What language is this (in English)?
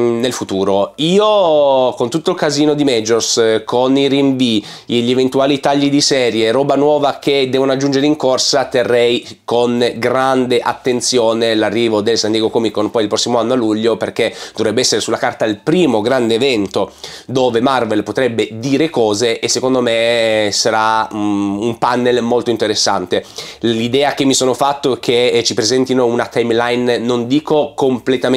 Italian